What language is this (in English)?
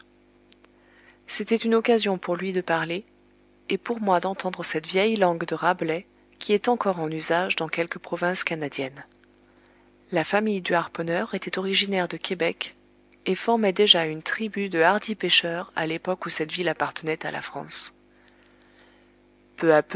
French